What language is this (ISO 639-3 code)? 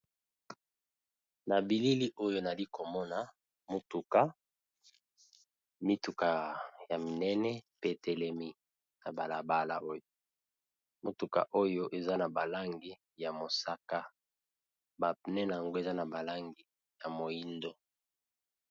lin